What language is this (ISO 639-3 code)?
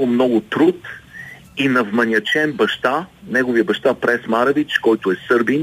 bul